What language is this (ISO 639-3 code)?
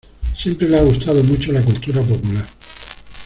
spa